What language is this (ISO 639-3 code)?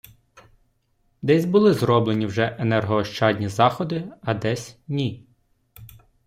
ukr